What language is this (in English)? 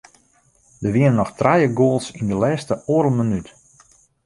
Western Frisian